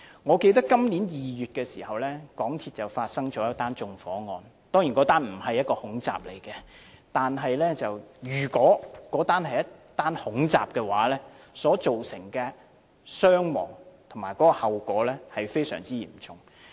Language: Cantonese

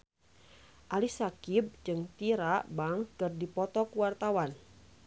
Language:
Sundanese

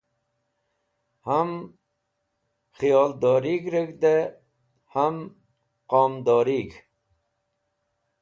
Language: Wakhi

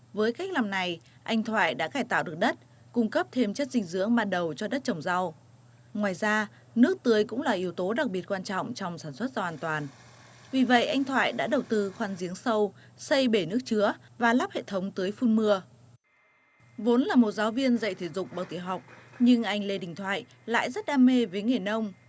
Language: Vietnamese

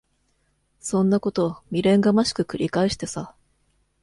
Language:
Japanese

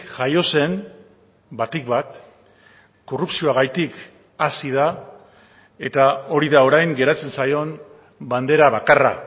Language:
Basque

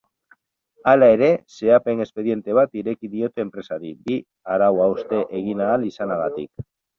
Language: Basque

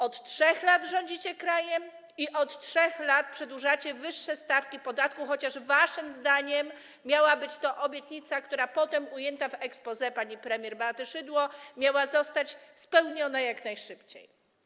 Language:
Polish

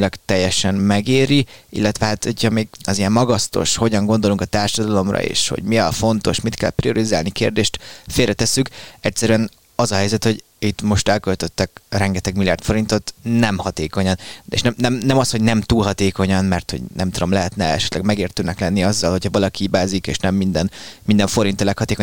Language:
Hungarian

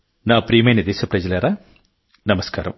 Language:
Telugu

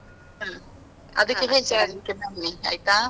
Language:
Kannada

